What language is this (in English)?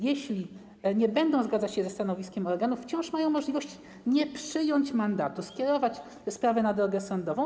Polish